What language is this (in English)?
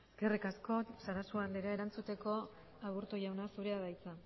Basque